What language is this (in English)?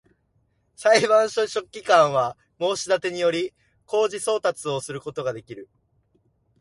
Japanese